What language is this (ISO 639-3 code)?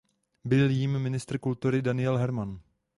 ces